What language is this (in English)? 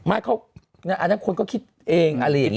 Thai